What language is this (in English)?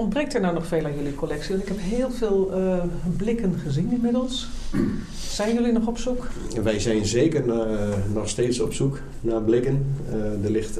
Dutch